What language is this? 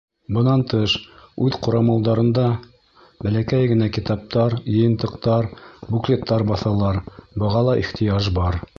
Bashkir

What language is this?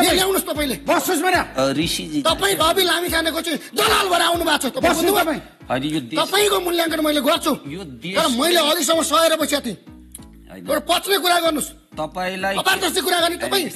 Romanian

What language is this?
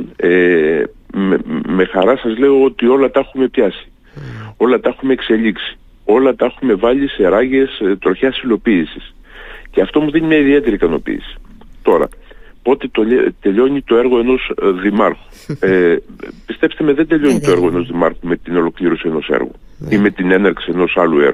Greek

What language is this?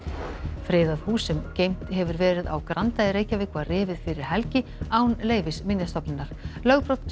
Icelandic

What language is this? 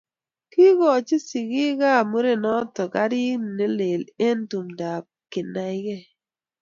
Kalenjin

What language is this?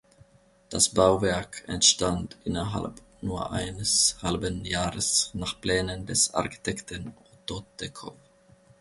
German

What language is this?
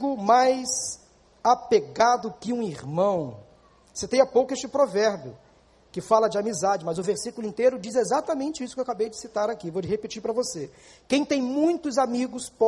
Portuguese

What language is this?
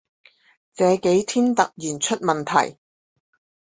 Chinese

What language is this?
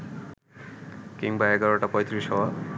Bangla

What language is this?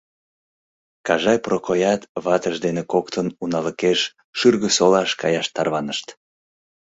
Mari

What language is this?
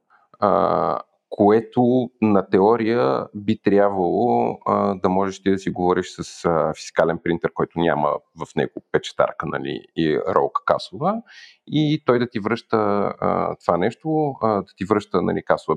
Bulgarian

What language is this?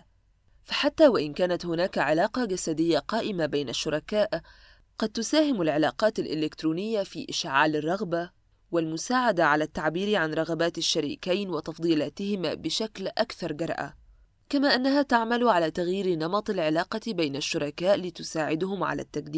Arabic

